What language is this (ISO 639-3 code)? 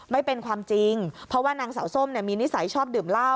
tha